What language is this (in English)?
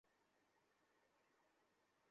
Bangla